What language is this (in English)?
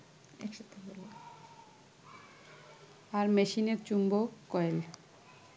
Bangla